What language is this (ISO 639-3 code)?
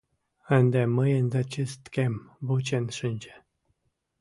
chm